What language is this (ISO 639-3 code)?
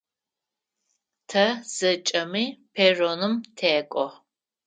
ady